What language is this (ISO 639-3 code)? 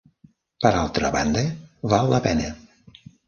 cat